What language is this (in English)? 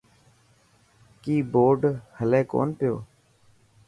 Dhatki